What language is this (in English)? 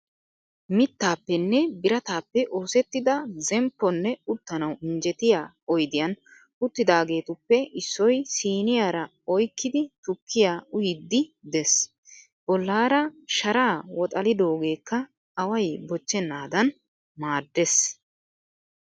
Wolaytta